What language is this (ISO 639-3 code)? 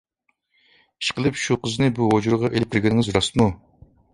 uig